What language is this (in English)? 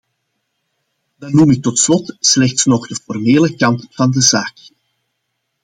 Dutch